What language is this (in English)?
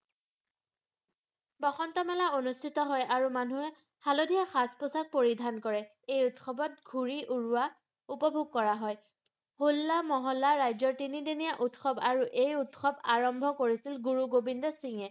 Assamese